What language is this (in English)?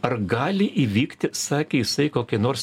Lithuanian